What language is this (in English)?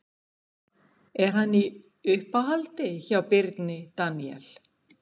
Icelandic